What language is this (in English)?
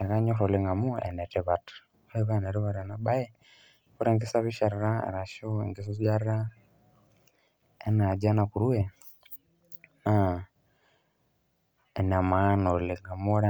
Masai